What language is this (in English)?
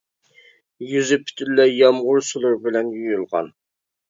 Uyghur